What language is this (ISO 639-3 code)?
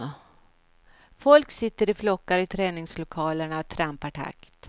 swe